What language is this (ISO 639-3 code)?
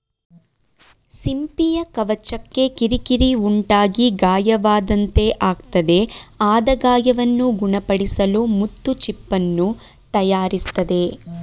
kan